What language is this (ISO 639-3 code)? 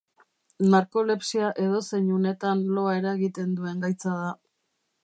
eus